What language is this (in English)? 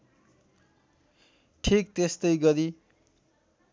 Nepali